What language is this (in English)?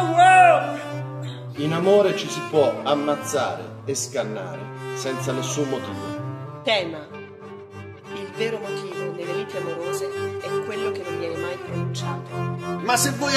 Italian